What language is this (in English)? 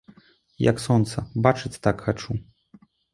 Belarusian